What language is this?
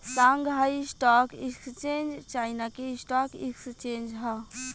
Bhojpuri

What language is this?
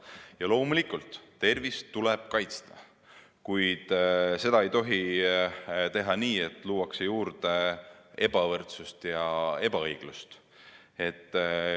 Estonian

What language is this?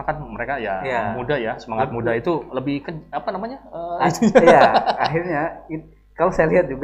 Indonesian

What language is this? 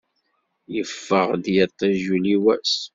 Kabyle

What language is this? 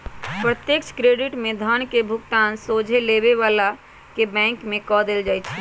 Magahi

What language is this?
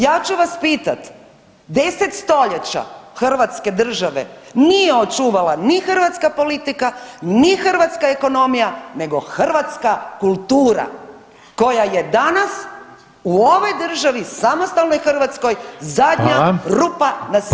Croatian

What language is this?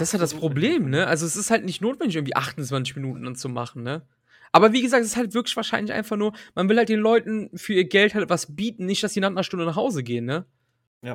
German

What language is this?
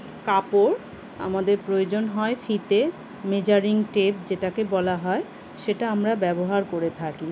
Bangla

